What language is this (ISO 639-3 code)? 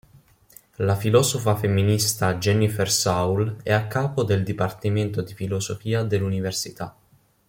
ita